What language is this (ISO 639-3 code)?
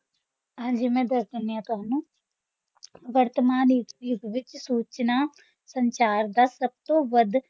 pan